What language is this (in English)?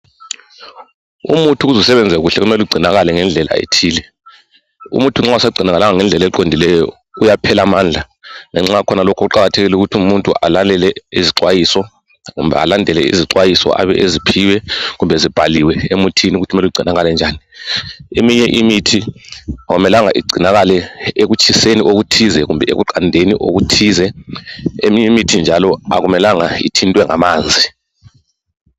North Ndebele